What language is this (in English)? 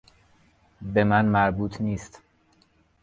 Persian